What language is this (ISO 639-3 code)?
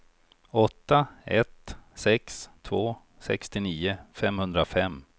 swe